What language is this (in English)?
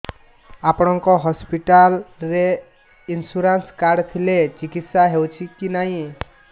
Odia